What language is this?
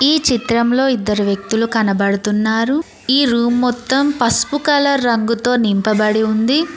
Telugu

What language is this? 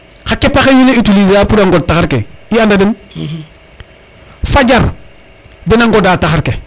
Serer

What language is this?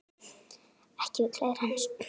Icelandic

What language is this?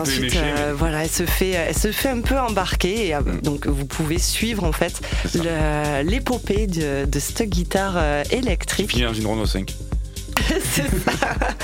French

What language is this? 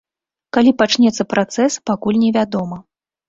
Belarusian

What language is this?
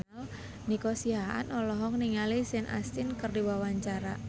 Sundanese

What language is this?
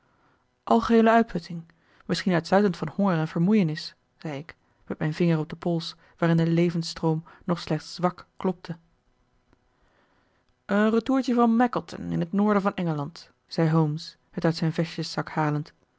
Dutch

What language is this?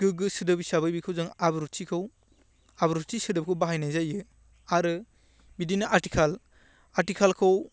Bodo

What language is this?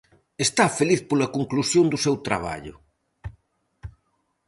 Galician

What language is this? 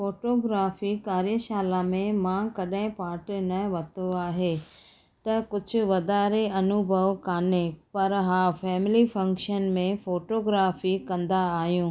Sindhi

